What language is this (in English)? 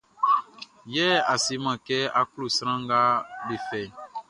Baoulé